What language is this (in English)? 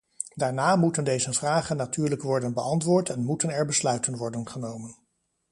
Dutch